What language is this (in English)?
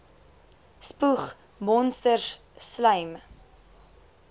Afrikaans